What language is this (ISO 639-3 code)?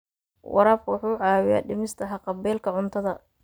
som